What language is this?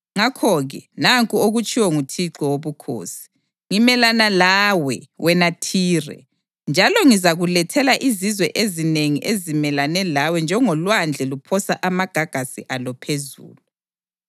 North Ndebele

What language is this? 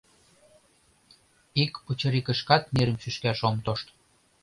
Mari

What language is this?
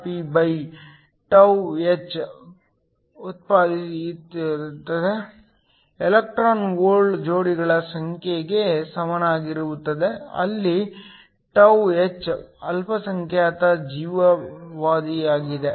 Kannada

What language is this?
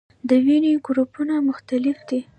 Pashto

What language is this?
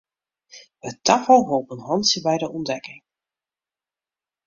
Western Frisian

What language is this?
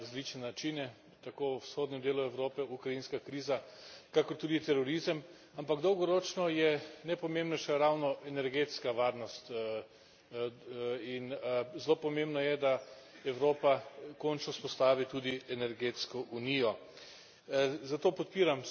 Slovenian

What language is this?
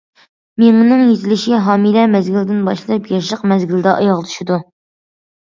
Uyghur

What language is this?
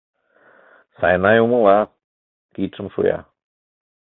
Mari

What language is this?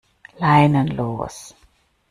German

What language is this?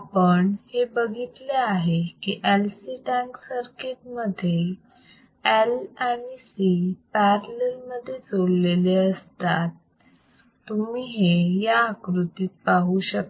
Marathi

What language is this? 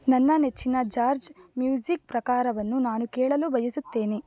Kannada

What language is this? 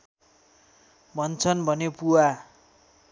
Nepali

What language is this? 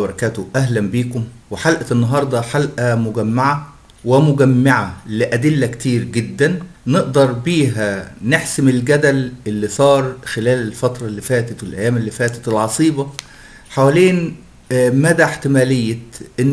Arabic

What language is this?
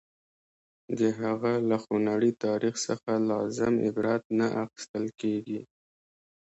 Pashto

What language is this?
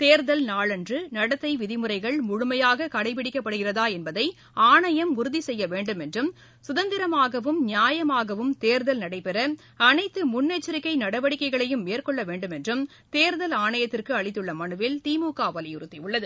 Tamil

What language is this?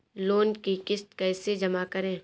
Hindi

